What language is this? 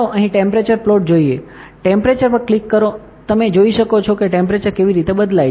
Gujarati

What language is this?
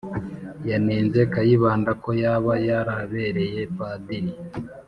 Kinyarwanda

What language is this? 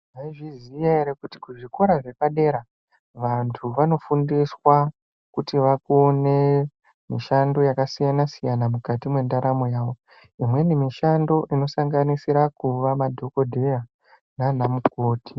Ndau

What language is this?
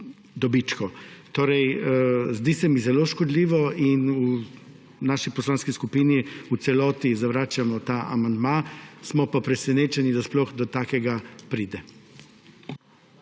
Slovenian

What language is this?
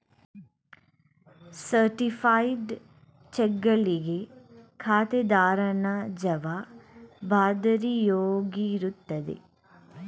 Kannada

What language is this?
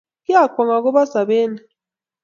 Kalenjin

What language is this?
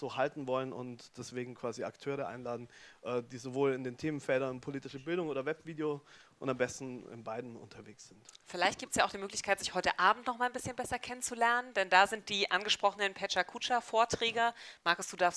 German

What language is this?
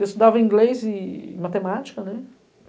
Portuguese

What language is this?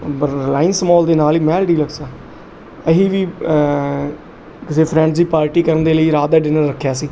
Punjabi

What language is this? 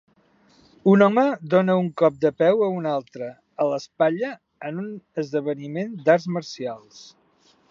Catalan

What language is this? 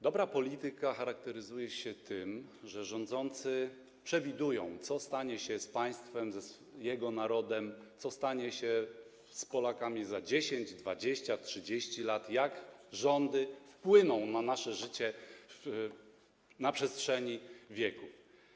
Polish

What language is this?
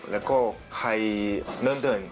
Thai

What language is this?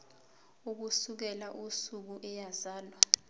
Zulu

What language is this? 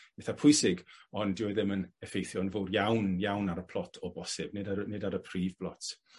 Welsh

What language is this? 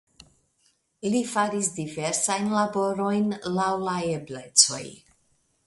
Esperanto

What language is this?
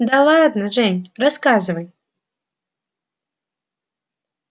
Russian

